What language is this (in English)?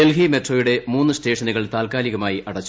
Malayalam